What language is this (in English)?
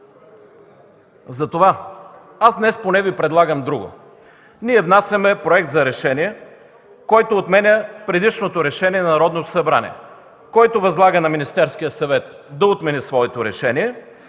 Bulgarian